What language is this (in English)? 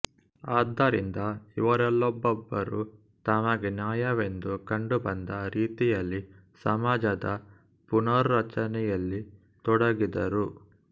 Kannada